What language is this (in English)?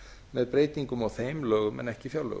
Icelandic